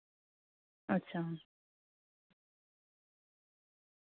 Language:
Santali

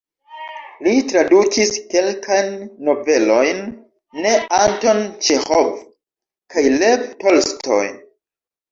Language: Esperanto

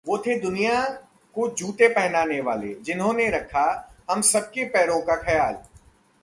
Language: Hindi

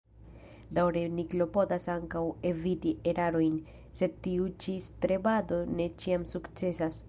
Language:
Esperanto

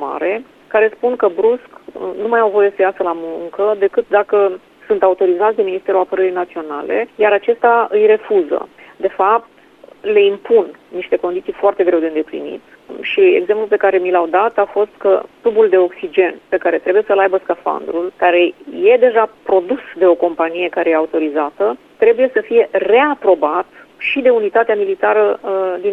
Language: Romanian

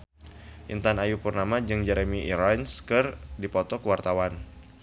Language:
Sundanese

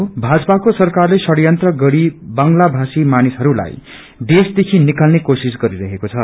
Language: Nepali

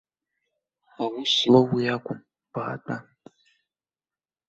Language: Abkhazian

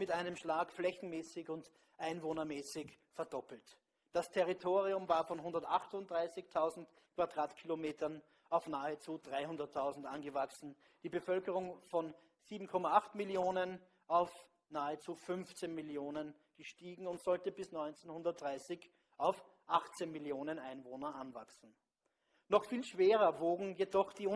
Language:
German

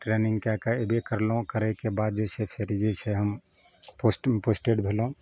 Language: Maithili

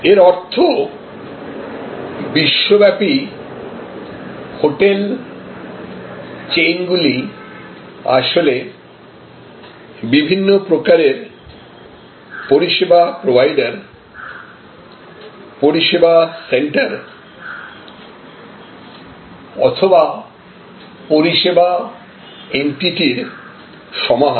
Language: Bangla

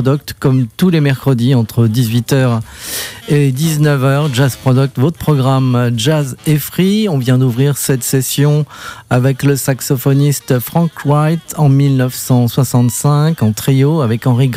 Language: French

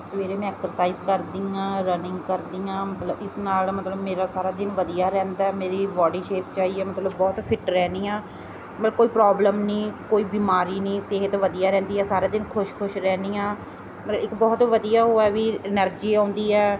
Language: Punjabi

